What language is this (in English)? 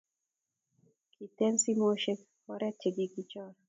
Kalenjin